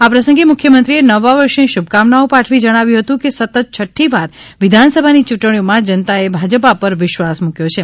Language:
Gujarati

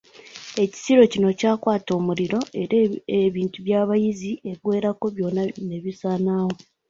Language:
Ganda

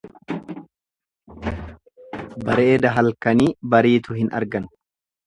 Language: Oromo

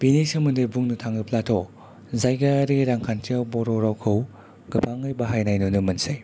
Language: Bodo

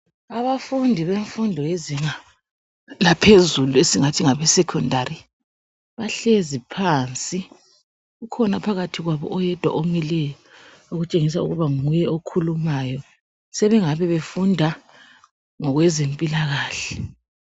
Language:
North Ndebele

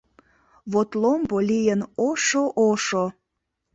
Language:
Mari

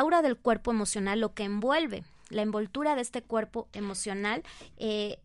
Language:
Spanish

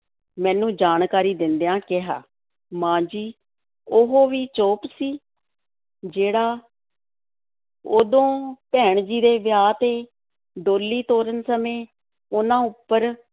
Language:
Punjabi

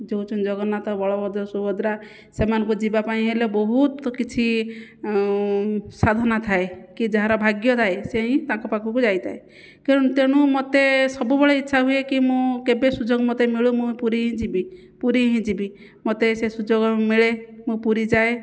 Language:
Odia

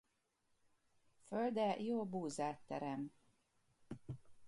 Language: Hungarian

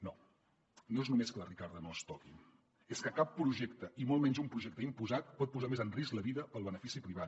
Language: Catalan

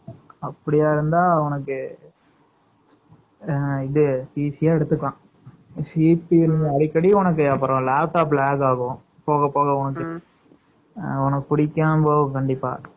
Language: Tamil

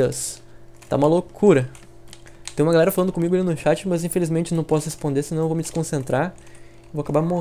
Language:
Portuguese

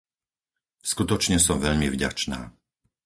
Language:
Slovak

